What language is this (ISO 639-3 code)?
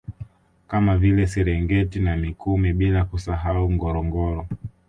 swa